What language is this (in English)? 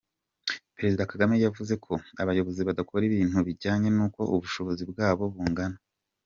Kinyarwanda